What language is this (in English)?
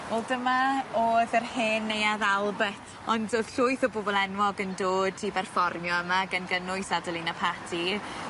Welsh